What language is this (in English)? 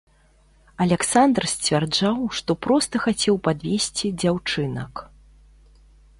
Belarusian